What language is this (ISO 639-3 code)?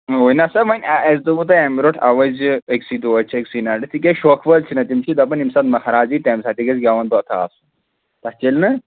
kas